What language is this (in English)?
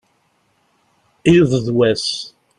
Kabyle